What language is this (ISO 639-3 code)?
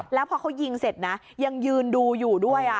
tha